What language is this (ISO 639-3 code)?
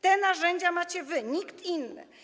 pol